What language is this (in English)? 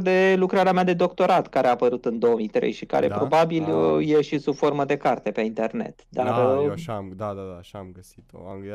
Romanian